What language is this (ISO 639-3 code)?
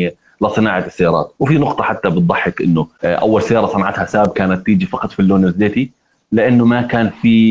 ara